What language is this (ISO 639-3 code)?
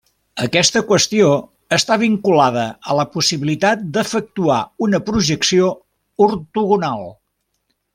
cat